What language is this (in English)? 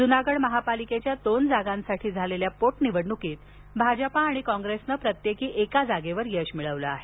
Marathi